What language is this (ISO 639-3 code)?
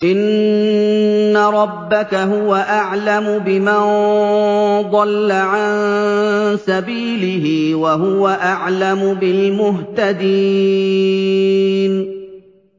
ara